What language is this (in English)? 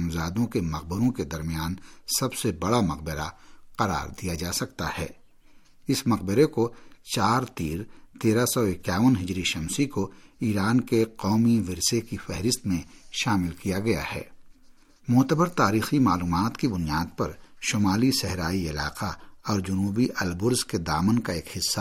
Urdu